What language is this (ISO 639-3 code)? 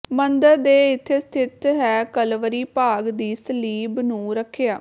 pan